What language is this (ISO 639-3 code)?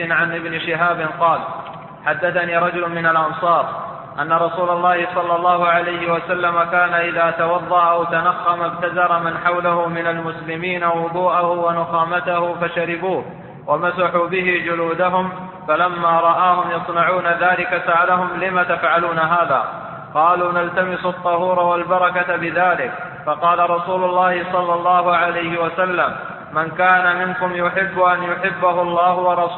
ara